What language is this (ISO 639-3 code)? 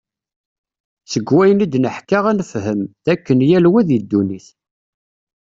kab